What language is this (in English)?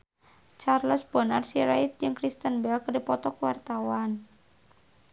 Sundanese